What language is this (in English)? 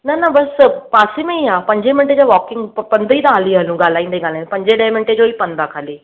Sindhi